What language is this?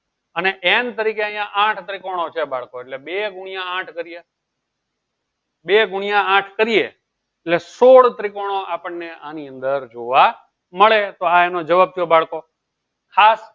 Gujarati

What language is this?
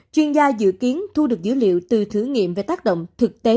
Vietnamese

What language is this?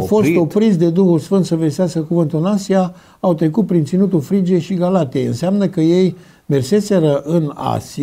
Romanian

